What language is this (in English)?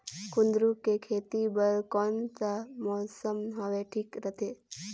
Chhattisgarhi